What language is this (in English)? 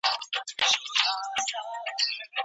Pashto